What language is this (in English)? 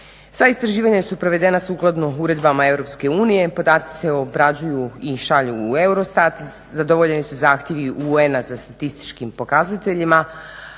Croatian